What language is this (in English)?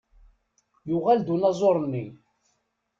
Kabyle